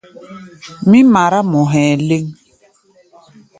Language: Gbaya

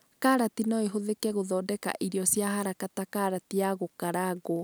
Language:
Kikuyu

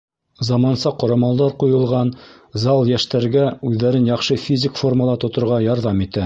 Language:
Bashkir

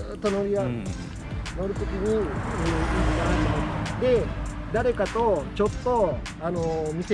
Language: Japanese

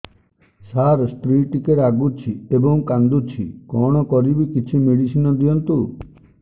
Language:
Odia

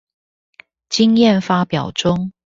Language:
Chinese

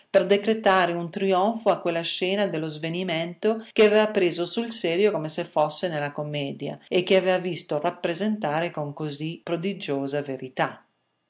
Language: Italian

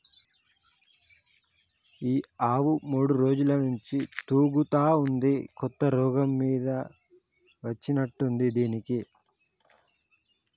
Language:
Telugu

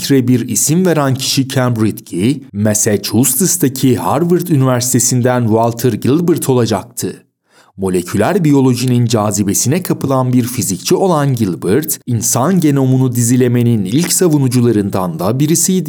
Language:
Turkish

